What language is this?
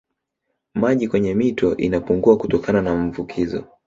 Swahili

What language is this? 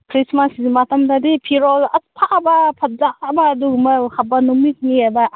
Manipuri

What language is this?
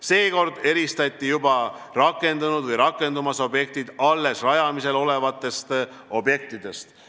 Estonian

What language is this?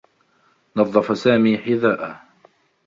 Arabic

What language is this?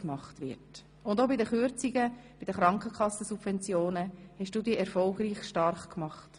Swiss German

